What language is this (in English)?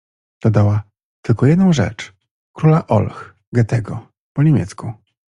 Polish